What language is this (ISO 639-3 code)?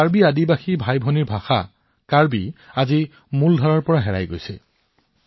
asm